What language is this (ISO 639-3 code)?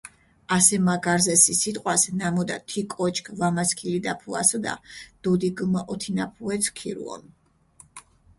xmf